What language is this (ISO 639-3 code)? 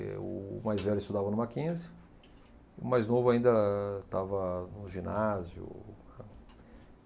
por